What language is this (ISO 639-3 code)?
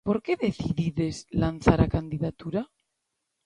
glg